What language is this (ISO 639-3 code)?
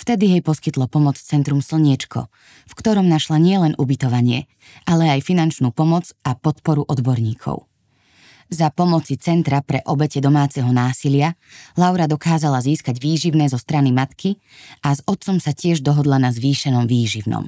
slk